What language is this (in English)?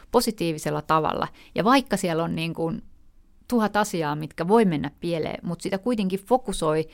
Finnish